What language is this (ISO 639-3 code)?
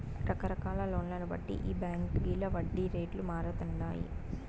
tel